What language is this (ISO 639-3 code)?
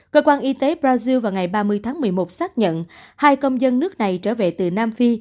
vie